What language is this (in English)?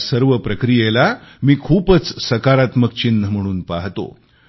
Marathi